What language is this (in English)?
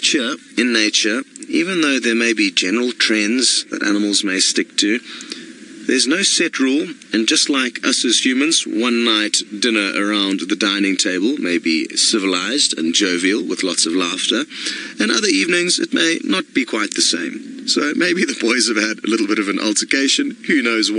English